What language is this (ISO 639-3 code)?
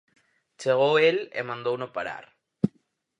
glg